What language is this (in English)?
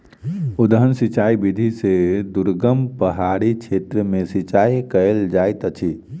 Maithili